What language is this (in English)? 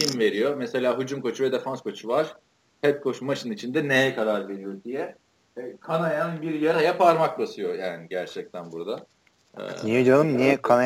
Turkish